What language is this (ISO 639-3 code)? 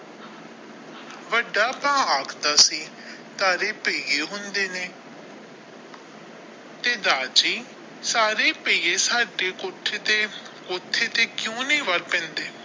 pan